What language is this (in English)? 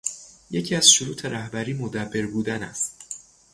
Persian